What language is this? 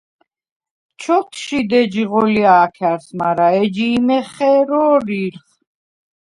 Svan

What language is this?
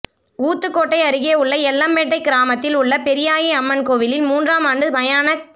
Tamil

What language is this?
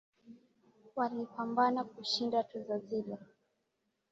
Swahili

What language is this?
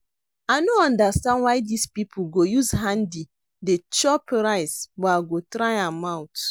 Nigerian Pidgin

